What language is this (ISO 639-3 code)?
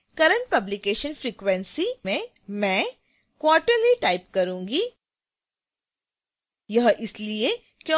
hin